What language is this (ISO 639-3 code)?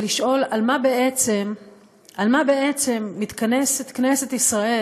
heb